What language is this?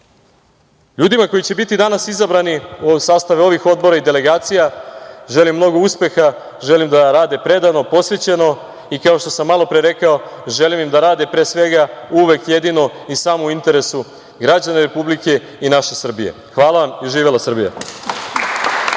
Serbian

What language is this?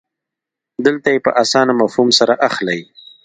Pashto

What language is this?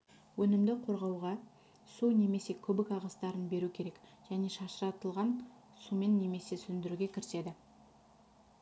Kazakh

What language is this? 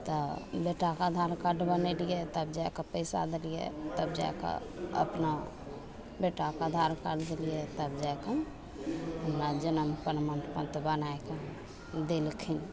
Maithili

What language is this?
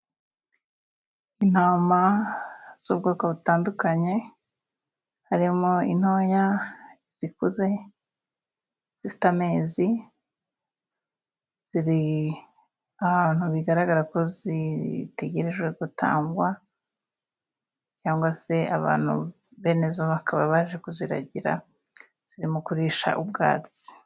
Kinyarwanda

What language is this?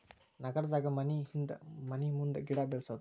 Kannada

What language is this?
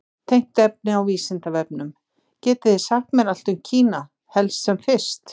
Icelandic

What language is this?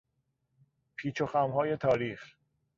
Persian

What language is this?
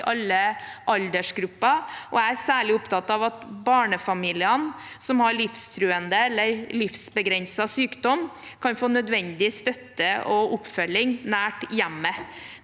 Norwegian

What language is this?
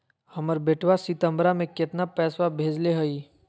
Magahi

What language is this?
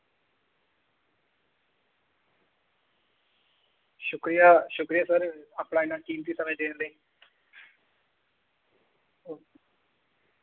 Dogri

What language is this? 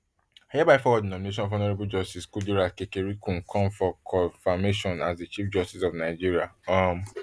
Nigerian Pidgin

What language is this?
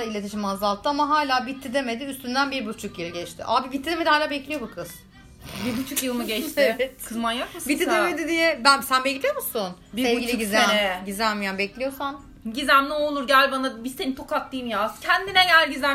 Turkish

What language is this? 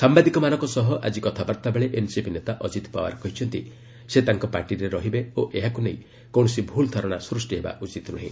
Odia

